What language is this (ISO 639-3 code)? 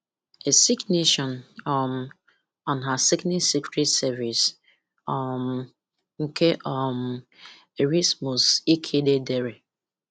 ibo